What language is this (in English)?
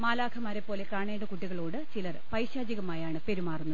Malayalam